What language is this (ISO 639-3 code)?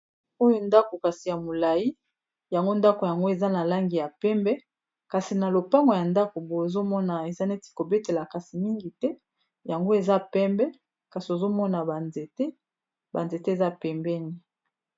lin